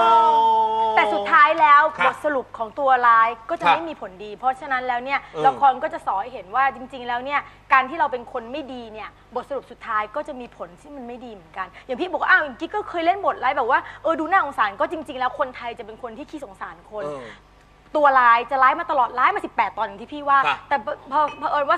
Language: Thai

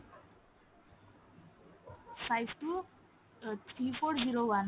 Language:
Bangla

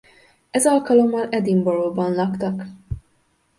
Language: Hungarian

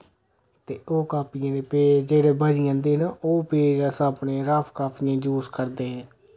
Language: Dogri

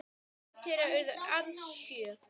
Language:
Icelandic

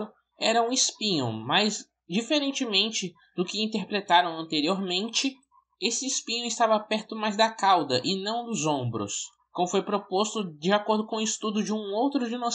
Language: Portuguese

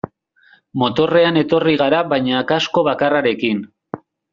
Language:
Basque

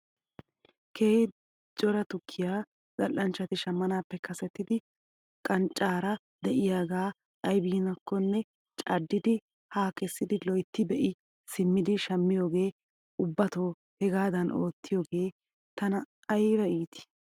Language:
Wolaytta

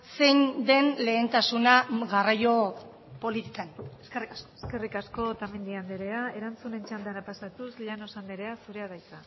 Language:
Basque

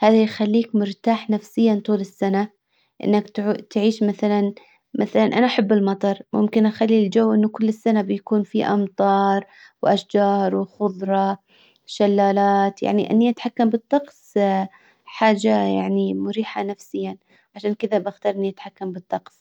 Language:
Hijazi Arabic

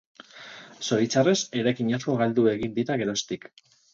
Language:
Basque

